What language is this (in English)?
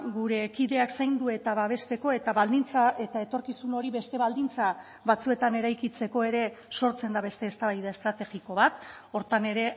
Basque